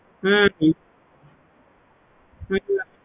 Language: Tamil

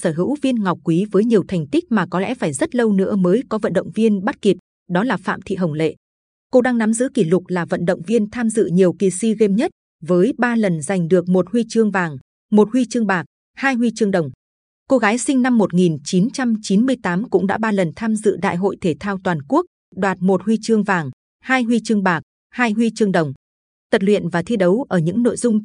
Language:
Vietnamese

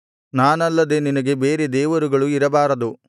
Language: Kannada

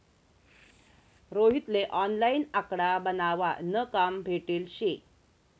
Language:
Marathi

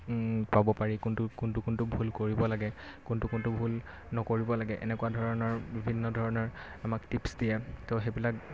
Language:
Assamese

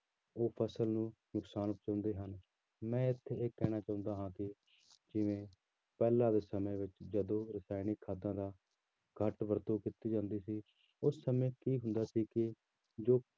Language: Punjabi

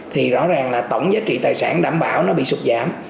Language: Vietnamese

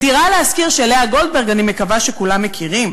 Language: Hebrew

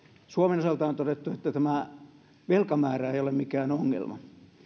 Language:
Finnish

